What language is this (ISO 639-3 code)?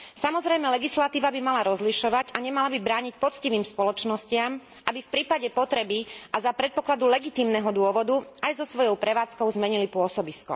slk